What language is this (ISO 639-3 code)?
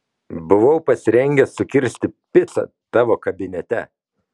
lit